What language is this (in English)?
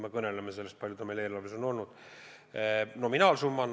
Estonian